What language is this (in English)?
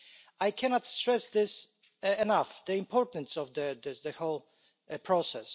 English